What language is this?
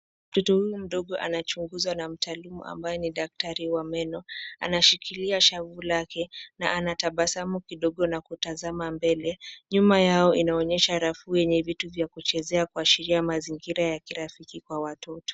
Swahili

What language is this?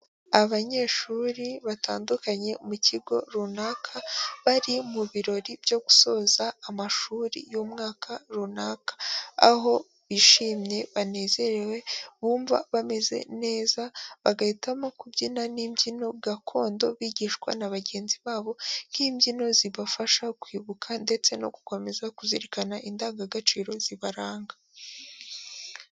Kinyarwanda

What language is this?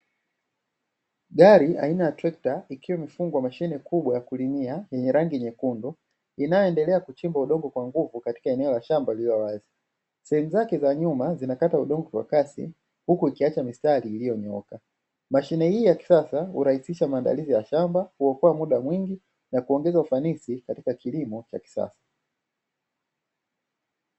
Swahili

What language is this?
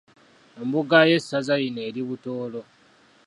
Ganda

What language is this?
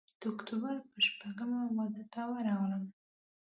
Pashto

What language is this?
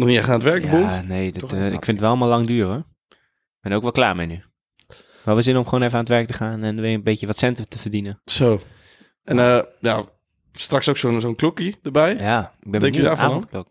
Dutch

